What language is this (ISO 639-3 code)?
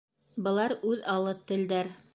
bak